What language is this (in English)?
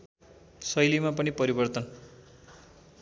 Nepali